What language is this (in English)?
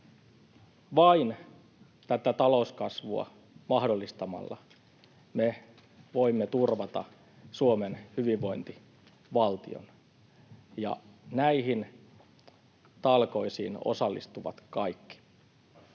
Finnish